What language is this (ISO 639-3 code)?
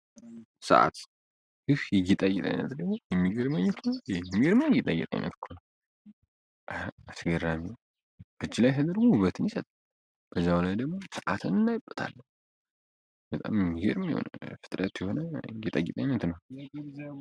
amh